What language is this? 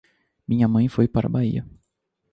Portuguese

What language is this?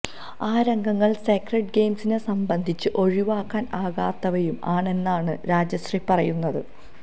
Malayalam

